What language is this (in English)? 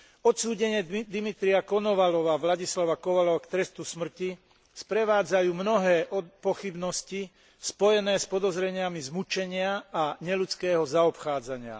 Slovak